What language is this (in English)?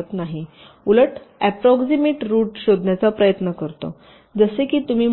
Marathi